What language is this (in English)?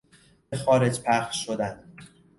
Persian